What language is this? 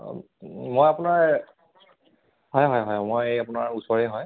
Assamese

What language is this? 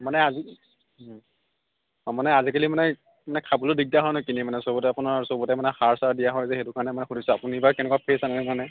Assamese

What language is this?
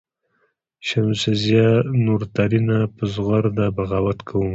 Pashto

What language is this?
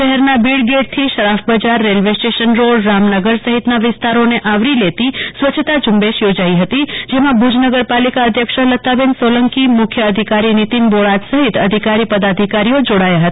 Gujarati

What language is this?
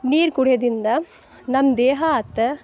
Kannada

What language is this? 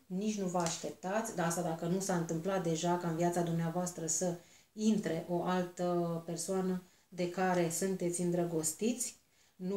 Romanian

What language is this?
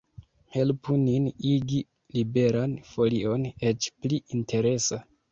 Esperanto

